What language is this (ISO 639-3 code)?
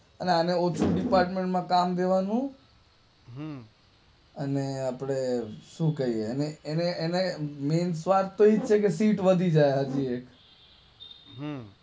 guj